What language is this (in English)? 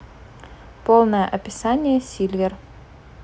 Russian